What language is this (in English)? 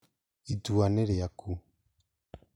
Kikuyu